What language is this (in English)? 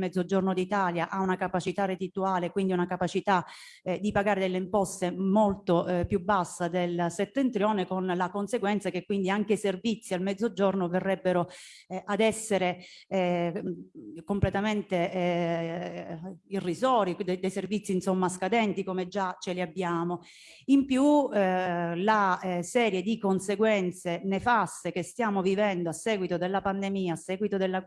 Italian